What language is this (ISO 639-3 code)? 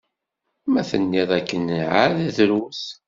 kab